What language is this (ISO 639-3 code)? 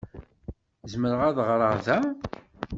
kab